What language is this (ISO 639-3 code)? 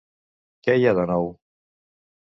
cat